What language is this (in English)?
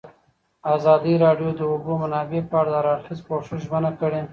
Pashto